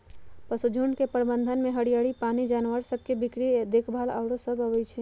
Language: Magahi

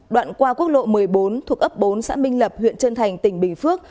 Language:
Vietnamese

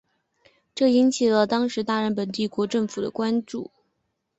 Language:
Chinese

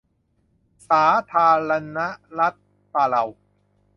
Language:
Thai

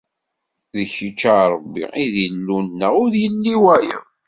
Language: Kabyle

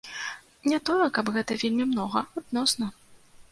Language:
Belarusian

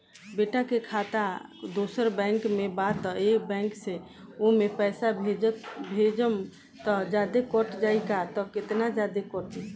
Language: Bhojpuri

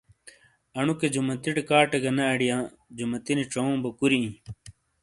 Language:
Shina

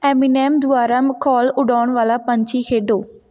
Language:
Punjabi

